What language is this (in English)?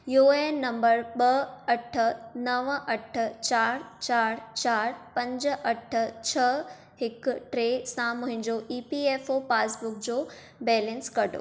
Sindhi